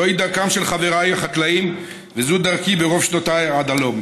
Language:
Hebrew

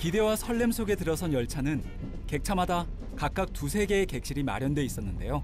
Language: Korean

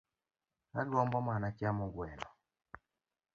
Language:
Luo (Kenya and Tanzania)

